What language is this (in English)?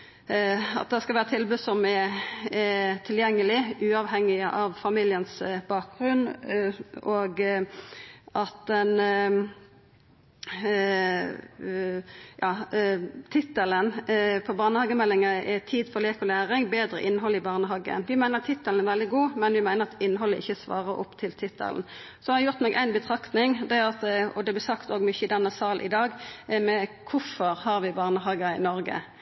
Norwegian Nynorsk